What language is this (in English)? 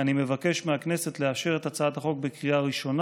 Hebrew